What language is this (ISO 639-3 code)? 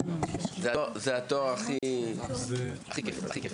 heb